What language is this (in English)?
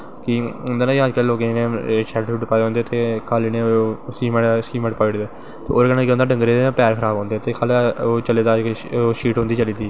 Dogri